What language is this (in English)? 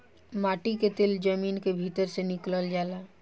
Bhojpuri